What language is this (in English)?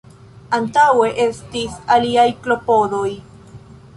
Esperanto